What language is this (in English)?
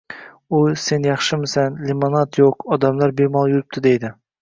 Uzbek